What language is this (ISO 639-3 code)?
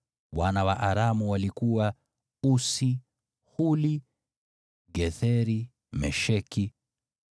swa